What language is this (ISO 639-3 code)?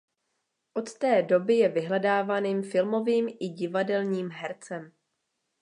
ces